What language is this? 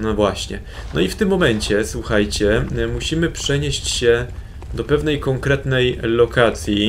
Polish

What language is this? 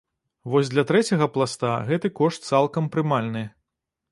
Belarusian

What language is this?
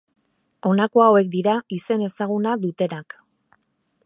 Basque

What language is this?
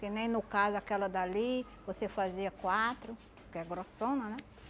Portuguese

